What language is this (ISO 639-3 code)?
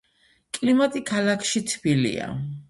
kat